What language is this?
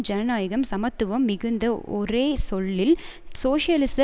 Tamil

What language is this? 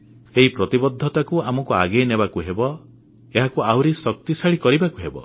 Odia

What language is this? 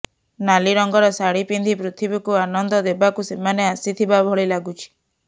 Odia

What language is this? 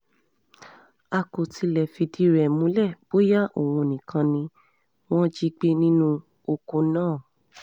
Yoruba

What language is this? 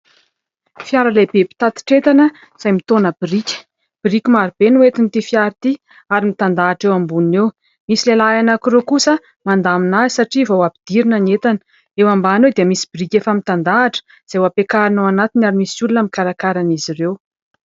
Malagasy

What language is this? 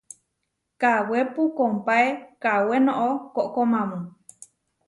Huarijio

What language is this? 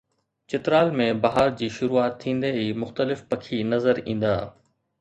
Sindhi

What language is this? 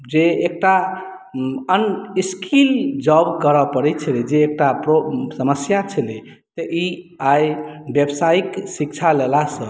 Maithili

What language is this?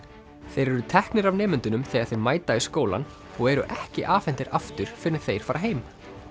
Icelandic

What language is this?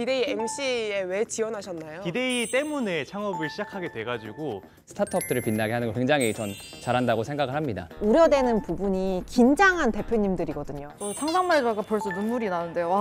Korean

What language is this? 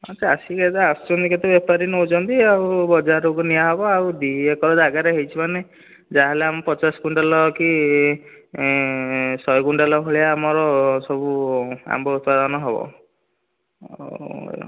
Odia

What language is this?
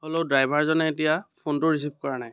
Assamese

